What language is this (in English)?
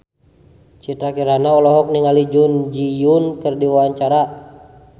Sundanese